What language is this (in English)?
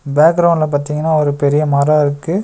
Tamil